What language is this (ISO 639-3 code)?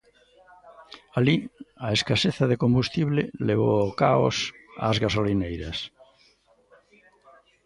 glg